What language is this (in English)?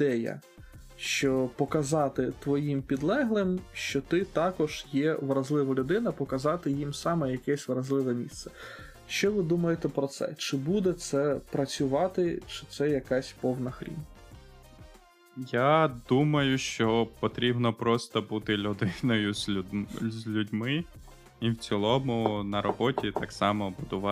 Ukrainian